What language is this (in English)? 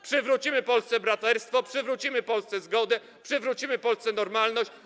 Polish